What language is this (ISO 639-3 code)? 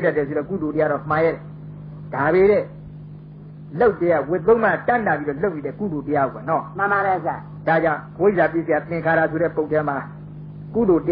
tha